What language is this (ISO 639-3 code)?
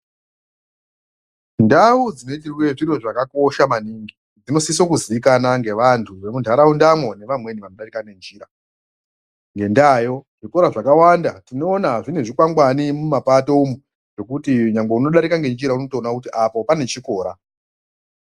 ndc